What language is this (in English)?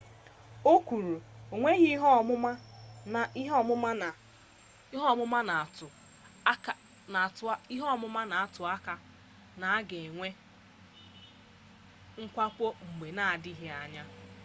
Igbo